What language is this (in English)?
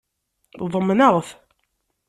Kabyle